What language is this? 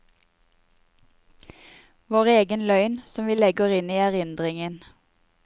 Norwegian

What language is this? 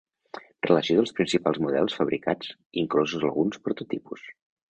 Catalan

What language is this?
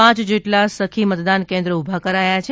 Gujarati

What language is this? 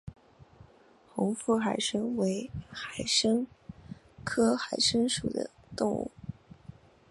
Chinese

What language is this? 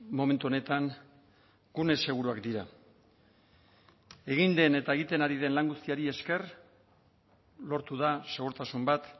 Basque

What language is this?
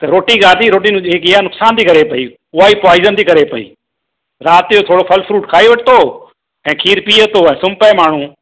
Sindhi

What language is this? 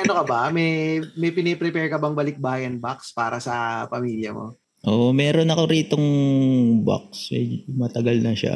Filipino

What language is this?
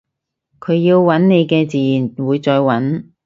Cantonese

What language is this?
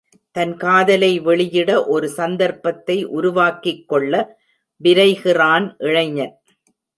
Tamil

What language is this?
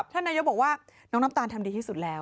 Thai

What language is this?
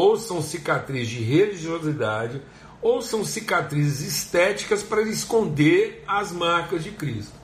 Portuguese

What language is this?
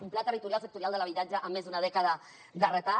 Catalan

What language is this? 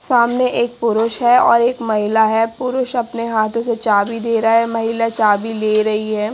Hindi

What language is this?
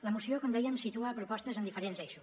Catalan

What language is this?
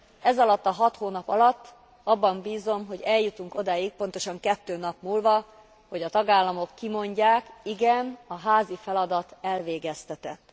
Hungarian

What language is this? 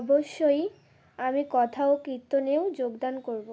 Bangla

